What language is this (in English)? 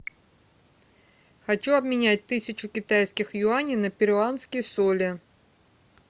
Russian